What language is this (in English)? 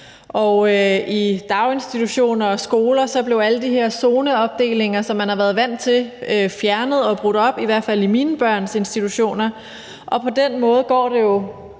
Danish